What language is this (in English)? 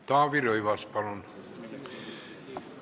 Estonian